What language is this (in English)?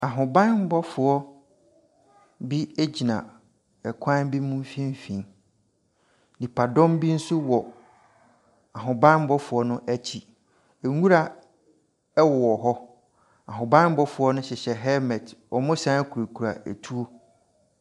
Akan